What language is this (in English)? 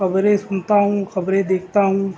Urdu